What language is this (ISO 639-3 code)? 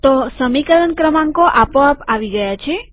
guj